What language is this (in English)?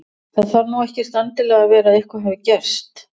Icelandic